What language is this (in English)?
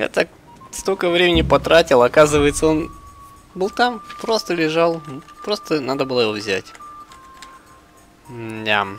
Russian